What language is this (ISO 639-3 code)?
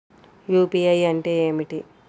tel